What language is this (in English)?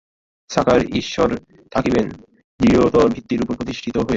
Bangla